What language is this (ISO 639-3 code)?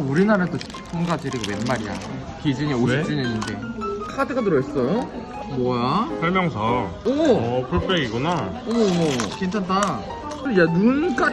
kor